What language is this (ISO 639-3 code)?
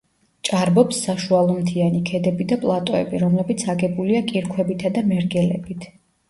kat